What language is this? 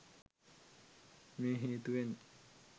Sinhala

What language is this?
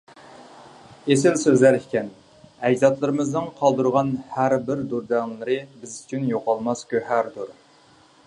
Uyghur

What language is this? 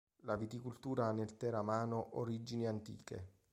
Italian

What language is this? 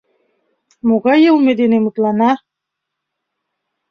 Mari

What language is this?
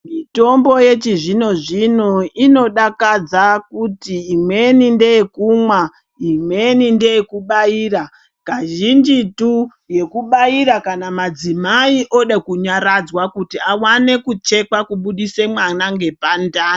Ndau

